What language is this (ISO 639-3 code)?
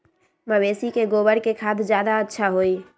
mag